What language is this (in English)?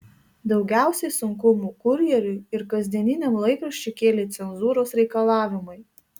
Lithuanian